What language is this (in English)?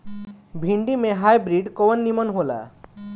Bhojpuri